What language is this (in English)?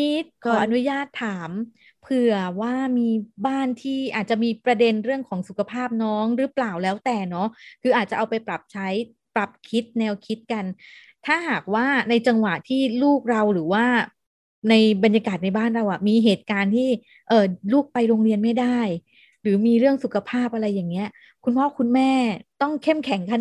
Thai